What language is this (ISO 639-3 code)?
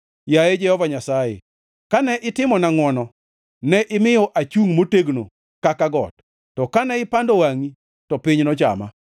luo